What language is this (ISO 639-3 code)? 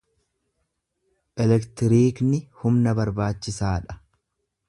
orm